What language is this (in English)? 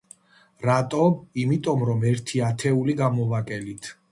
Georgian